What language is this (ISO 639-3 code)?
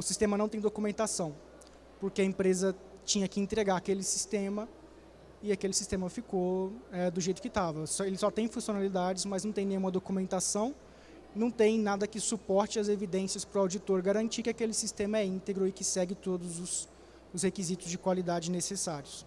por